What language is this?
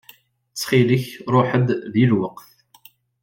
Kabyle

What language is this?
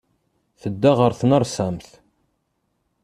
Kabyle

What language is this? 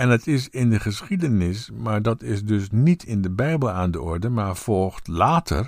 Dutch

